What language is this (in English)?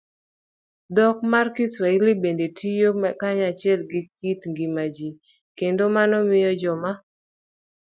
Luo (Kenya and Tanzania)